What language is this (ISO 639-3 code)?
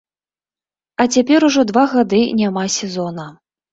bel